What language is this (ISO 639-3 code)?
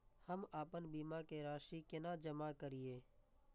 mai